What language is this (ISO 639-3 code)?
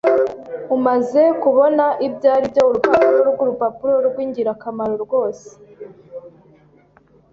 kin